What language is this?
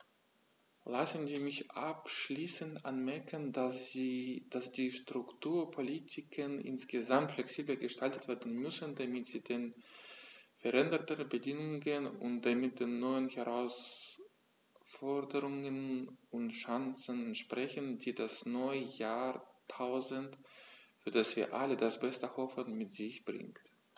German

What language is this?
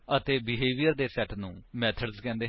Punjabi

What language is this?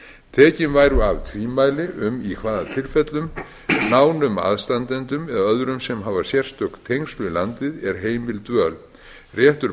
Icelandic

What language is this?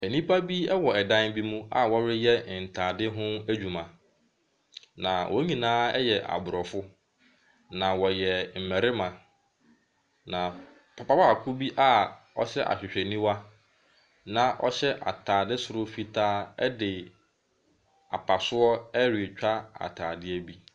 Akan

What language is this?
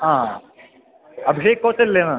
Malayalam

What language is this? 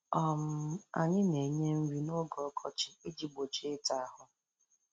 Igbo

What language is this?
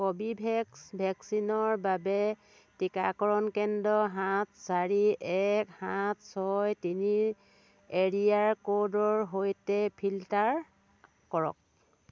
Assamese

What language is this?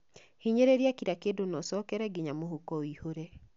Kikuyu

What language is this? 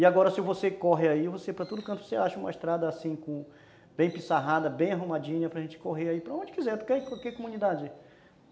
Portuguese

